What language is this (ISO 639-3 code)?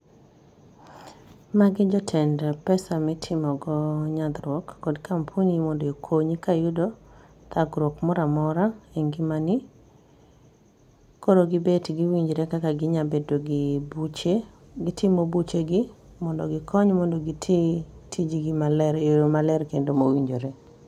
luo